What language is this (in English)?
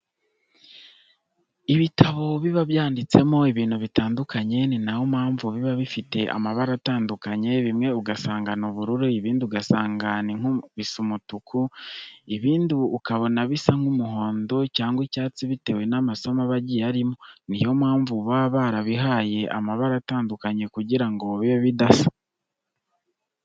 Kinyarwanda